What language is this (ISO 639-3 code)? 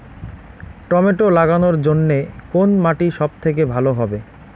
ben